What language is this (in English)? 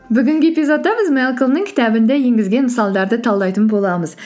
Kazakh